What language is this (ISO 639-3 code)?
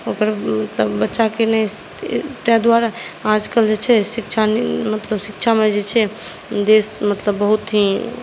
mai